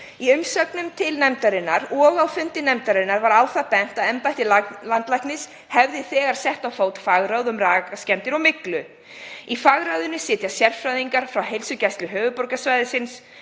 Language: Icelandic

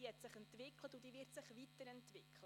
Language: Swiss German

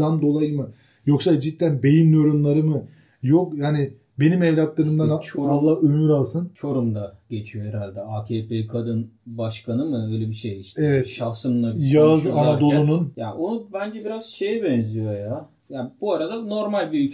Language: Turkish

